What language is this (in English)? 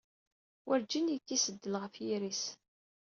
Kabyle